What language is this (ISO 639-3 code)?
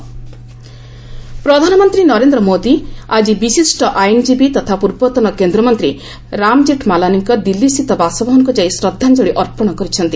ori